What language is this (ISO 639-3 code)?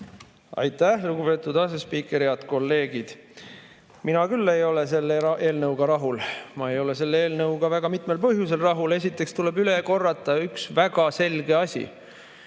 est